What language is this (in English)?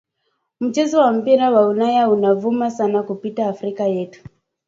Swahili